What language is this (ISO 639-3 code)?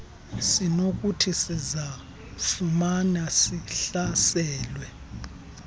xho